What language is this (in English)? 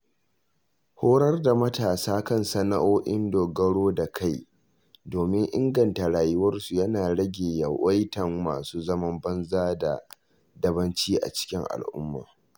Hausa